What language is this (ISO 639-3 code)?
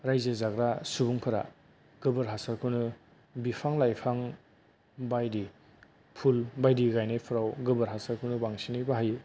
brx